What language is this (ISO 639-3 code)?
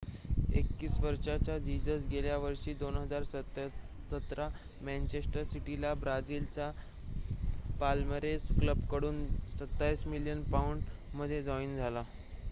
mar